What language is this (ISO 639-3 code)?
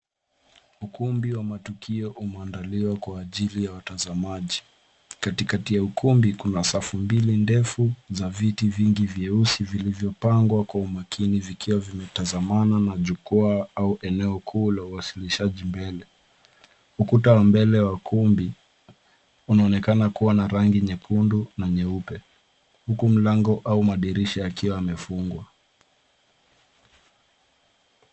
swa